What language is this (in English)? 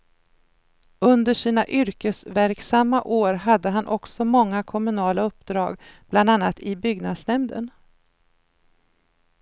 Swedish